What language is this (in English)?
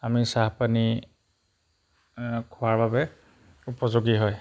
Assamese